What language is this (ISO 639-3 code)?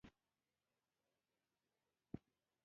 pus